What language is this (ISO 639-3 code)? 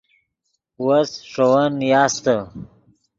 ydg